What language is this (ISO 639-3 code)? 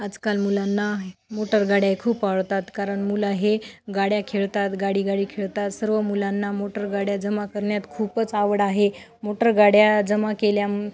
mar